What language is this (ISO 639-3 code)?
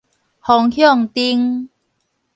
nan